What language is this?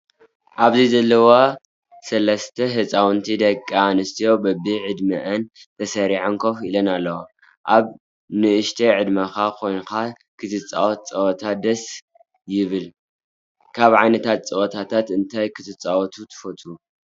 Tigrinya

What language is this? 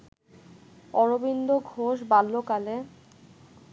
Bangla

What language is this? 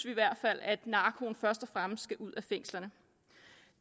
Danish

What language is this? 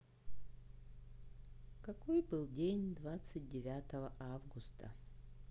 Russian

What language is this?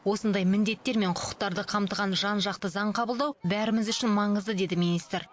Kazakh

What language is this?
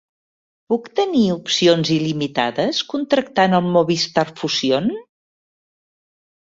Catalan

